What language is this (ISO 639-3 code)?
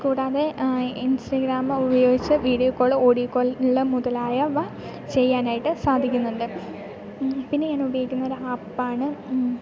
mal